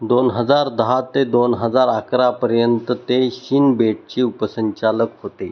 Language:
Marathi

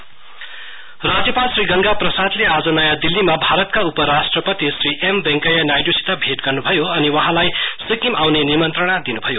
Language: Nepali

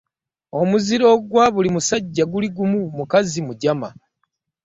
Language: Ganda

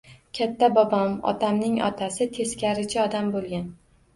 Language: Uzbek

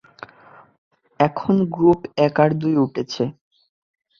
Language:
Bangla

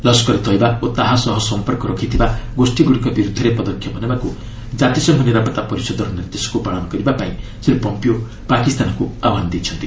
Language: Odia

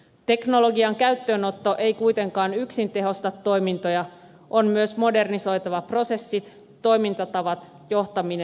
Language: Finnish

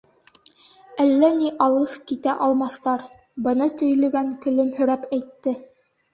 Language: Bashkir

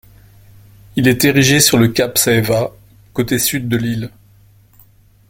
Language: French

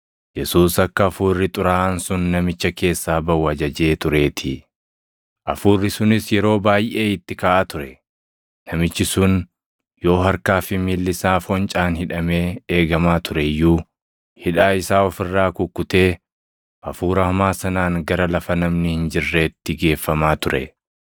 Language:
Oromo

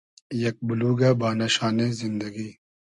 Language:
Hazaragi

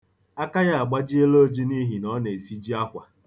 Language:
Igbo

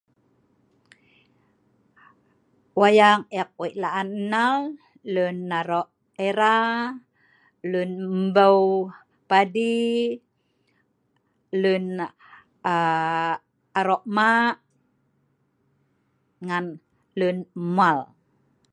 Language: Sa'ban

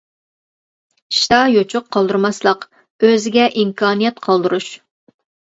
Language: Uyghur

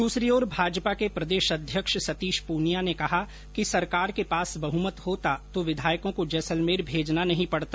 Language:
Hindi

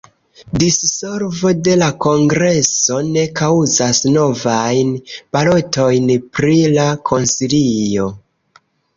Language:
Esperanto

